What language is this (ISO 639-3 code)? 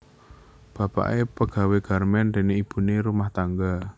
jav